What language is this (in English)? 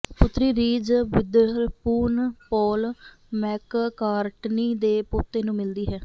Punjabi